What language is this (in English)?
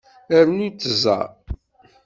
Kabyle